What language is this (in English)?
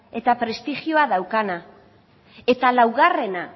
Basque